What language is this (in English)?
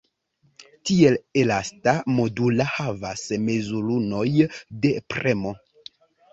Esperanto